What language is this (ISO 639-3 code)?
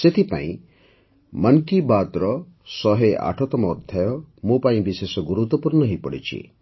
ori